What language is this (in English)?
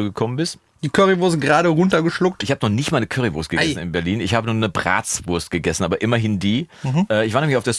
German